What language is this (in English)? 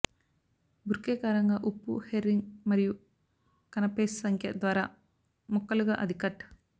Telugu